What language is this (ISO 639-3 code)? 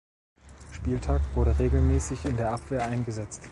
deu